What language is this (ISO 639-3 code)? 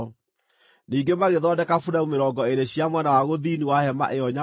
kik